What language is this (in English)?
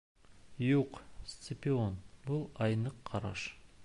Bashkir